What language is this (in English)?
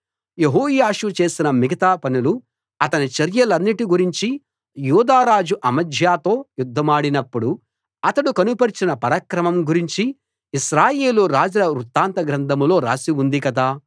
Telugu